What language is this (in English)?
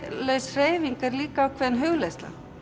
Icelandic